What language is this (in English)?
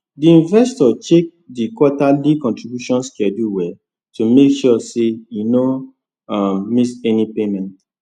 Nigerian Pidgin